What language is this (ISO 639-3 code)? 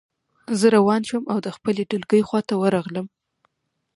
pus